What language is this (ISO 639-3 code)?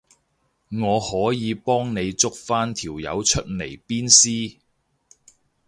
yue